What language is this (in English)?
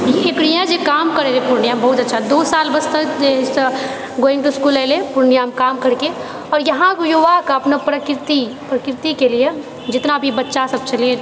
Maithili